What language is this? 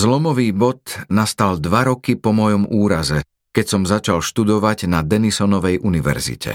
Slovak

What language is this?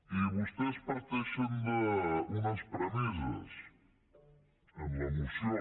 Catalan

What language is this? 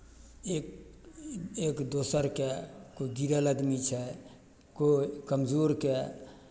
Maithili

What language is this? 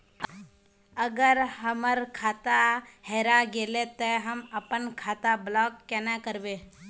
Magahi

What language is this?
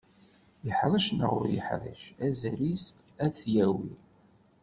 Kabyle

